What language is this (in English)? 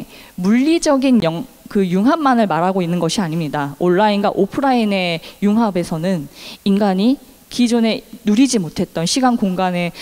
Korean